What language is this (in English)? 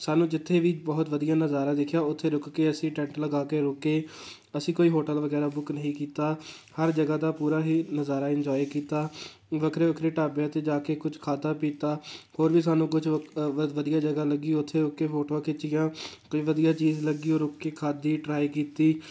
Punjabi